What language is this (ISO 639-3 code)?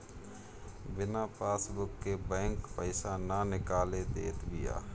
bho